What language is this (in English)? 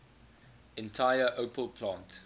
English